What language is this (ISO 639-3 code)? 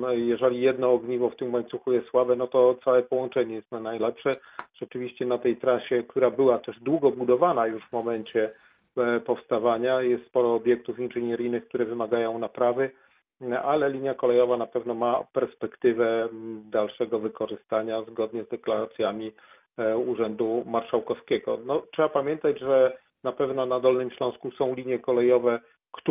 pol